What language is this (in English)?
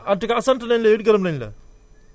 Wolof